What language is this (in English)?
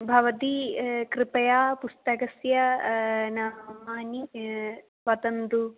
Sanskrit